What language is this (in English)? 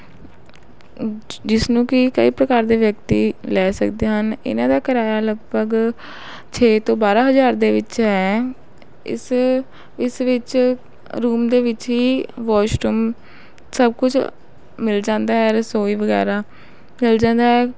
Punjabi